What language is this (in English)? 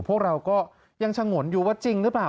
Thai